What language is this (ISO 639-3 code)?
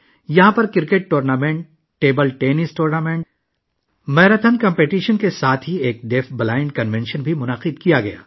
urd